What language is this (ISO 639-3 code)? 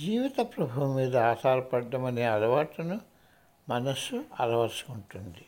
tel